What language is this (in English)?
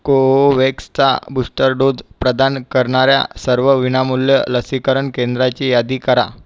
Marathi